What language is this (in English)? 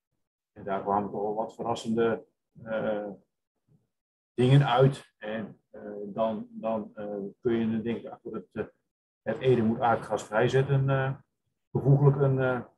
Dutch